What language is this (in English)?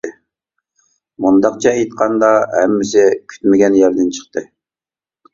Uyghur